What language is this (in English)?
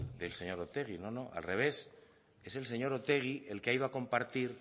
Spanish